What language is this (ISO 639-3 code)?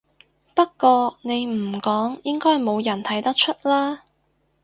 yue